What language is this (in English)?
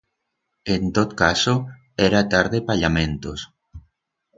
Aragonese